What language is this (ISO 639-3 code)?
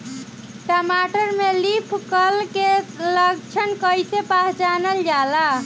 bho